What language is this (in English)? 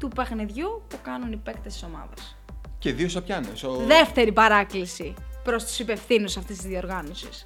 Greek